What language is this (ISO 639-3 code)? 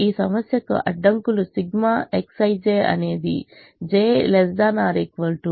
tel